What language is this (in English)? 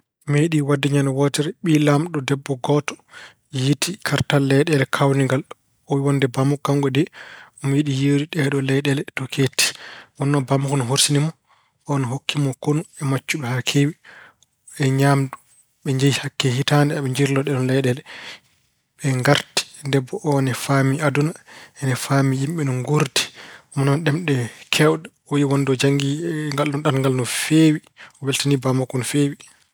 Fula